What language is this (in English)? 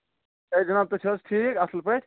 Kashmiri